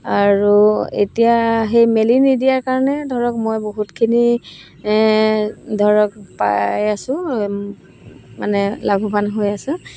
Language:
Assamese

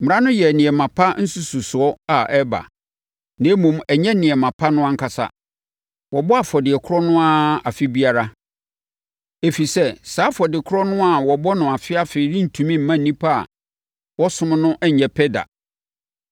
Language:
Akan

